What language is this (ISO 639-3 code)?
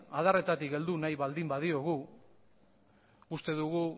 eus